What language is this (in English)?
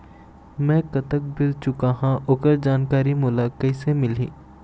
Chhattisgarhi